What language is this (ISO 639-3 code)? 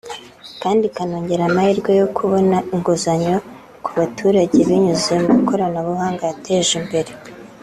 kin